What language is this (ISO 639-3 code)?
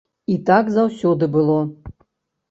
bel